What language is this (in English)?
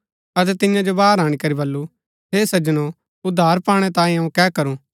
Gaddi